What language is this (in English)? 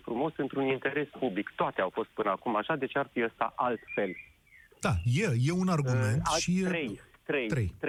Romanian